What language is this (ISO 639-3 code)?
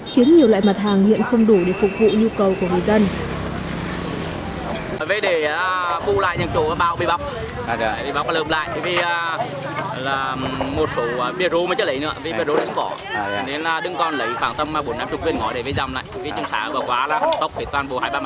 vie